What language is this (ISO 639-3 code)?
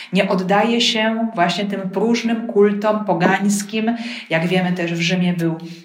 pol